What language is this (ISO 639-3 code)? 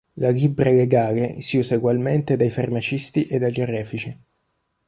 ita